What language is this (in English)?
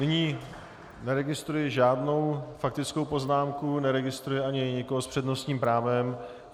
Czech